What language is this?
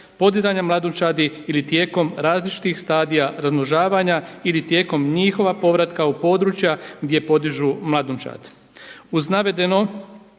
Croatian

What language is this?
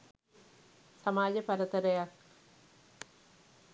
Sinhala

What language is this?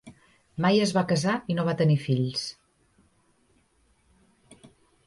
Catalan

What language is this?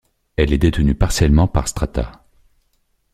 French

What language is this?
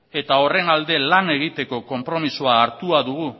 Basque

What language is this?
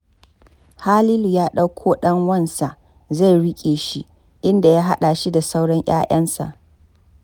Hausa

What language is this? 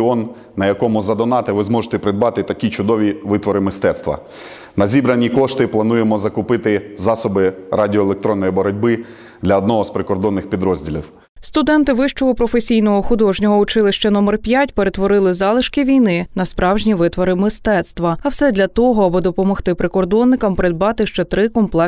Ukrainian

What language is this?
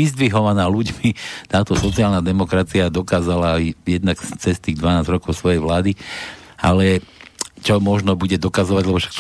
Slovak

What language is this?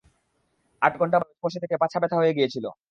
Bangla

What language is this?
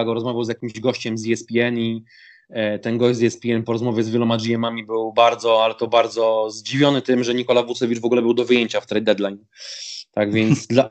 Polish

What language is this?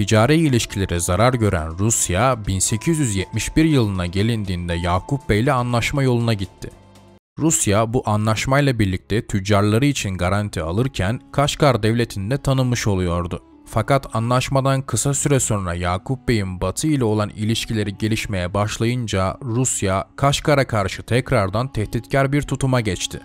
Turkish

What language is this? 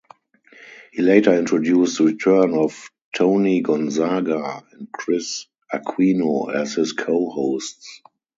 English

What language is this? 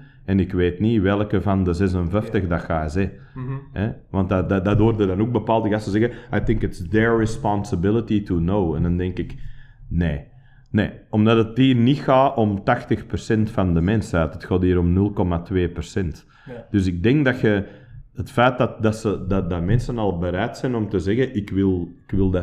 Dutch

